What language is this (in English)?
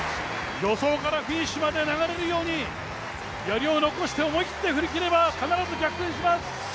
Japanese